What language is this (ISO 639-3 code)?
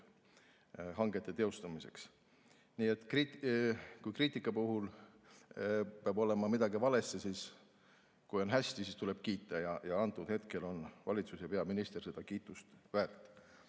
est